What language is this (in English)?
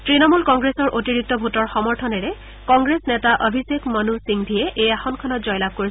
Assamese